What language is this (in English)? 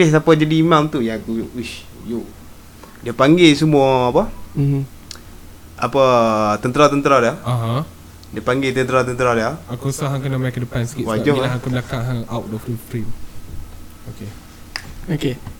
Malay